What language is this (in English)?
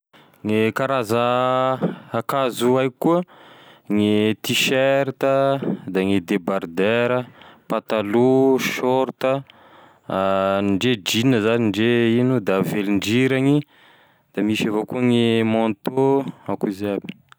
Tesaka Malagasy